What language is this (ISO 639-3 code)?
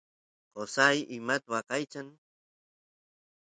qus